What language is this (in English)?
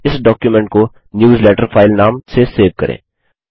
Hindi